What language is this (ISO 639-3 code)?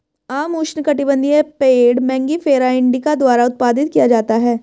hin